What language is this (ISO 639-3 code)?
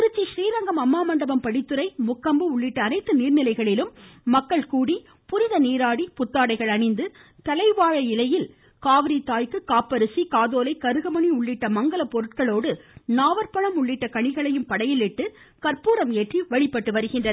tam